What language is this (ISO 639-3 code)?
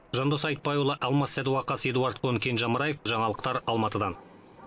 kaz